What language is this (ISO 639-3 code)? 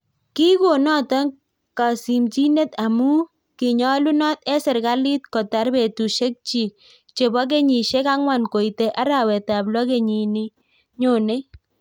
kln